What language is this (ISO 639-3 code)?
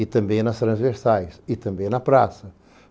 por